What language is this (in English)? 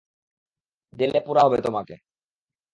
Bangla